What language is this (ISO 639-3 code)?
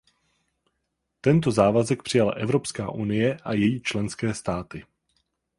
ces